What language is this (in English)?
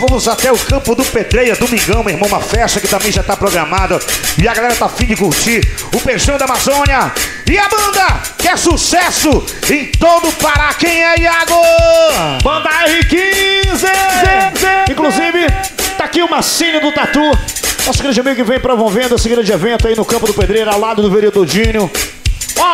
Portuguese